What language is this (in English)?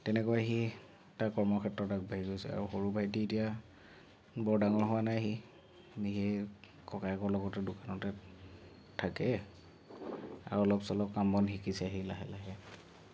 Assamese